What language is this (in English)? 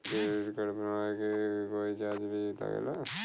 Bhojpuri